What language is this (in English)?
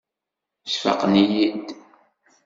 Kabyle